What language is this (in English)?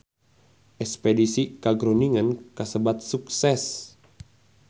Sundanese